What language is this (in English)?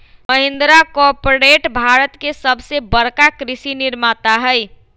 Magahi